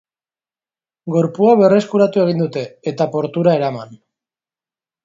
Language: Basque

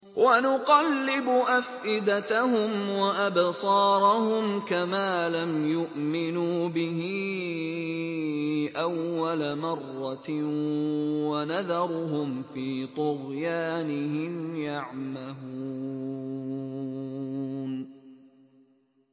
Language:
Arabic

